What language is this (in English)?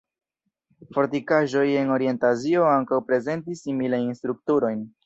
Esperanto